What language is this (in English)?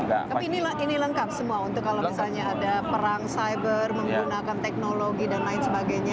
Indonesian